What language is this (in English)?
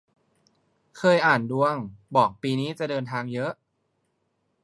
Thai